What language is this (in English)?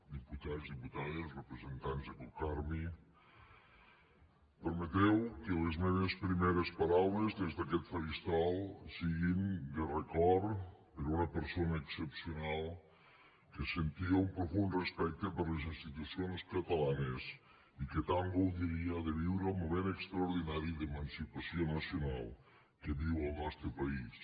Catalan